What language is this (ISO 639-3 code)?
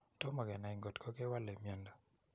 kln